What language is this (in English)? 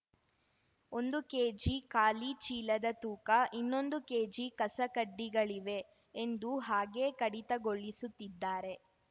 Kannada